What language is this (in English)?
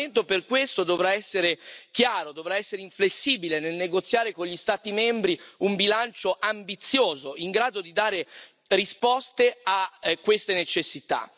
Italian